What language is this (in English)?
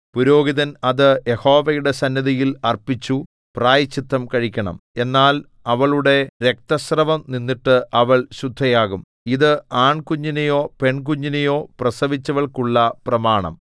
Malayalam